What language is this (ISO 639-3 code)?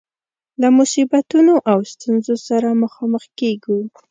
pus